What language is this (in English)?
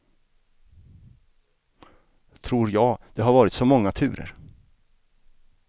Swedish